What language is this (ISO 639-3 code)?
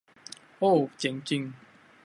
tha